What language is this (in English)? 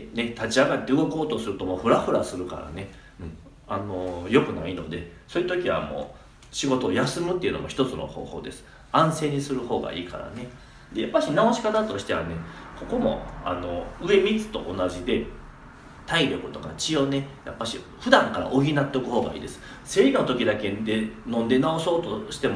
Japanese